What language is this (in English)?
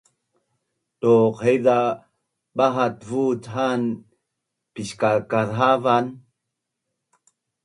Bunun